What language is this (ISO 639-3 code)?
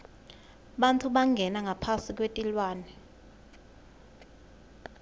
ssw